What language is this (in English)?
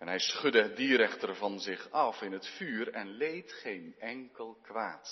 Dutch